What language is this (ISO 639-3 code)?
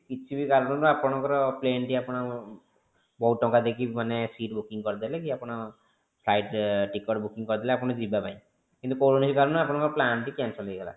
ori